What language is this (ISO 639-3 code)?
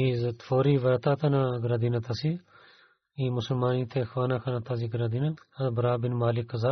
bul